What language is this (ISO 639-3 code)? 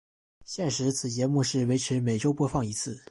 zho